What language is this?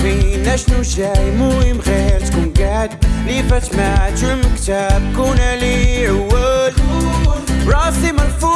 Arabic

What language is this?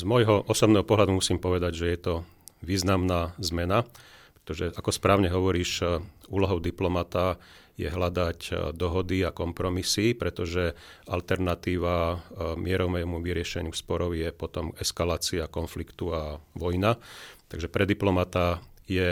Slovak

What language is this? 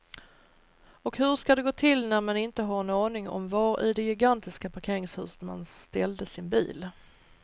Swedish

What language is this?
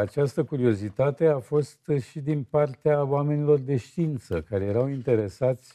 Romanian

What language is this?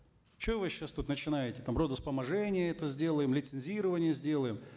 Kazakh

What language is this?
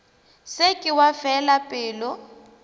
Northern Sotho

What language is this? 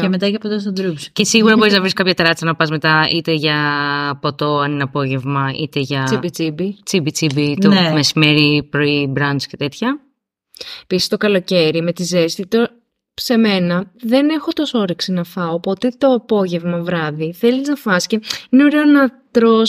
Greek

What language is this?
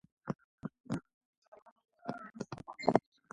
Georgian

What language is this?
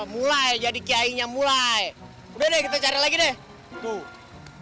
Indonesian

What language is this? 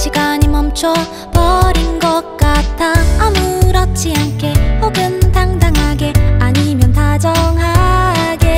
Korean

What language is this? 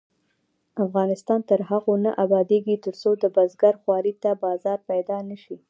Pashto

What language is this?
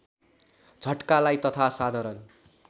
Nepali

